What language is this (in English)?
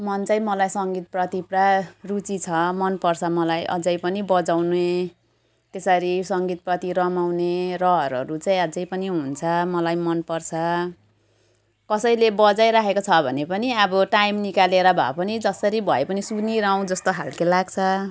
Nepali